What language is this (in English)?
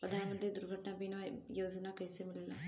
Bhojpuri